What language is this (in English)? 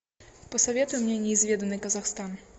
Russian